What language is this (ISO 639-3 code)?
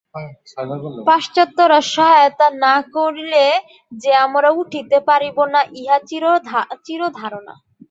ben